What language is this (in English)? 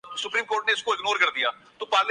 Urdu